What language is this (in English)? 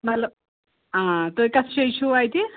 Kashmiri